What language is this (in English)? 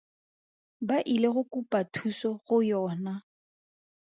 Tswana